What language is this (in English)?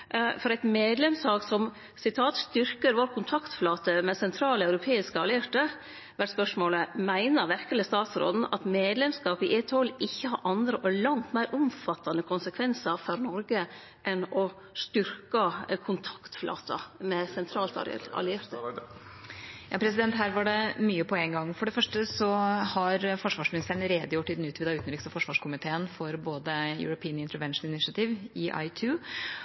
Norwegian